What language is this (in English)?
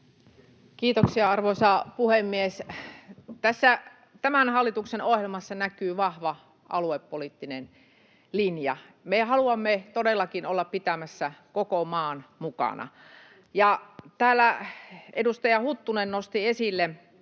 Finnish